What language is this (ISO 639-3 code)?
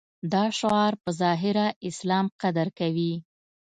pus